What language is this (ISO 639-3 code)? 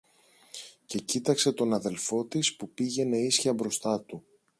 ell